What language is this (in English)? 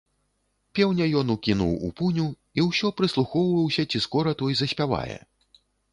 Belarusian